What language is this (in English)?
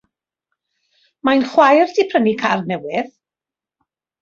Welsh